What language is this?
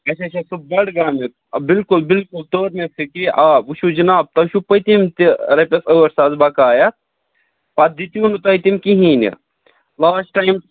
Kashmiri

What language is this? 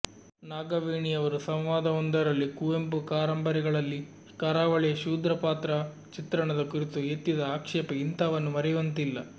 Kannada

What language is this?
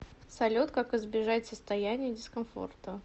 Russian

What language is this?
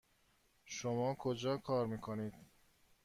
Persian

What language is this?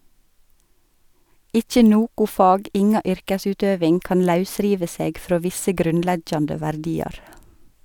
Norwegian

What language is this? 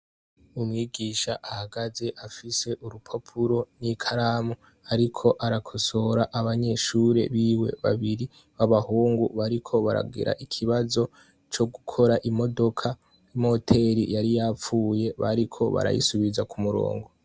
Rundi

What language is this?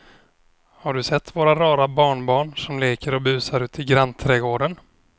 Swedish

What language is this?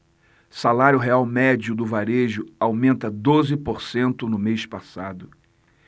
Portuguese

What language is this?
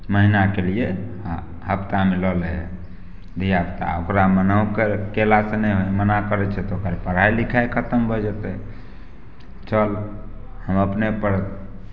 Maithili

